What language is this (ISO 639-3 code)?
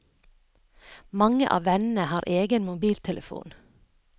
nor